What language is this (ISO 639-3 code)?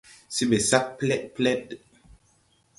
tui